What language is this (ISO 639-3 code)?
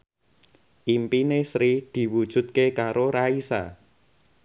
jav